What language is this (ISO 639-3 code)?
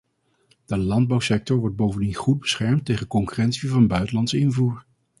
nld